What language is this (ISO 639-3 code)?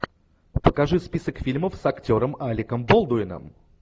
rus